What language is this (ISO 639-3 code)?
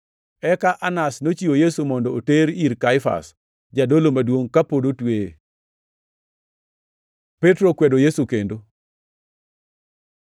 luo